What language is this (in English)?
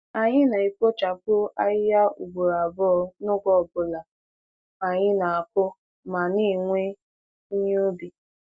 Igbo